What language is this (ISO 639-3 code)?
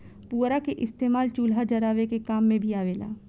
bho